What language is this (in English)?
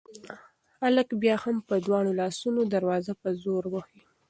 Pashto